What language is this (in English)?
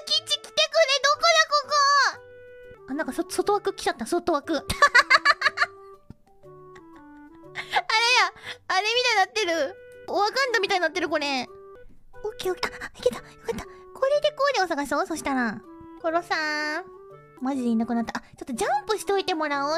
Japanese